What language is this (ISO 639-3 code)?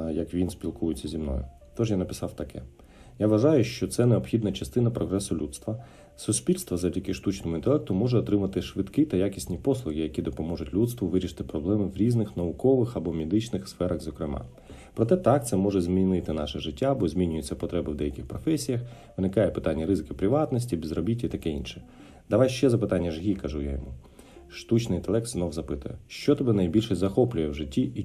ukr